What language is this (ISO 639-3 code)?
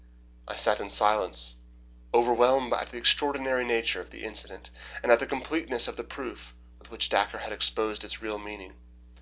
eng